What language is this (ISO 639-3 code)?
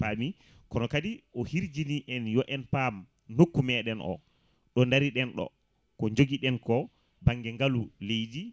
ful